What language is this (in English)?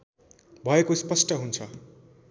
Nepali